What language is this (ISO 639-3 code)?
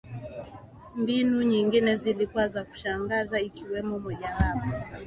swa